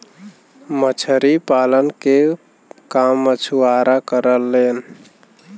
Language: Bhojpuri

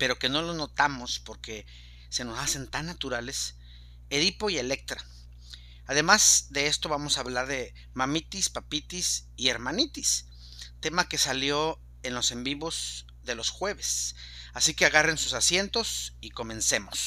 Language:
Spanish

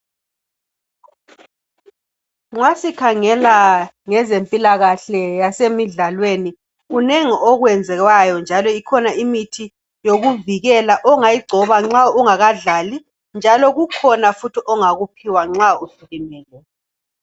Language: North Ndebele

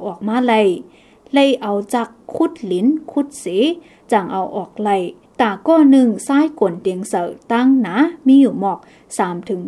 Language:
Thai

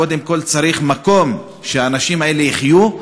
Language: Hebrew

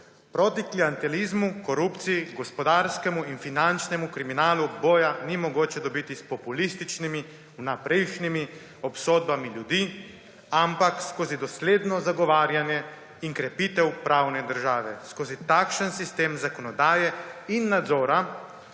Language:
Slovenian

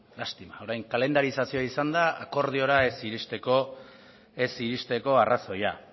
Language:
Basque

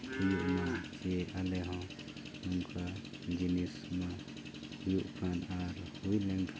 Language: Santali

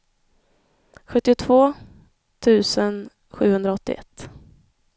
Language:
Swedish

